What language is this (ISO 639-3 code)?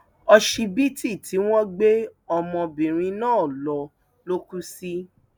yor